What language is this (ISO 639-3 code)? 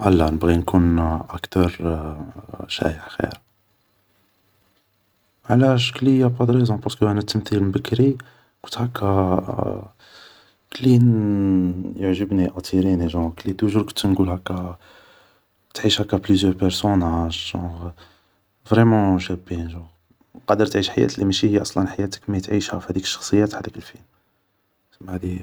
arq